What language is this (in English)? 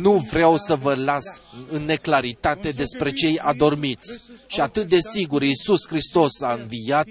Romanian